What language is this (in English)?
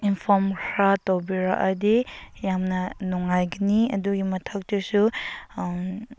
Manipuri